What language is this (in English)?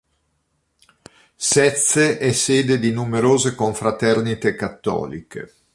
Italian